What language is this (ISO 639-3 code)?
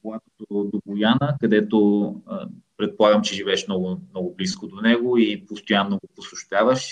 bul